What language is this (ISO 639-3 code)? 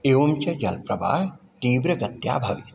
san